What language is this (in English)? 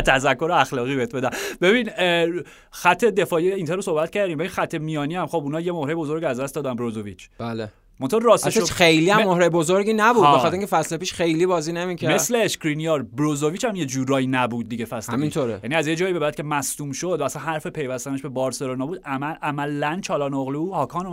Persian